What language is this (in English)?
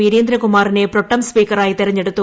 Malayalam